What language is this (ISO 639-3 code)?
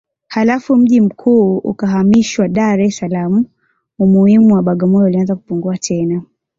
swa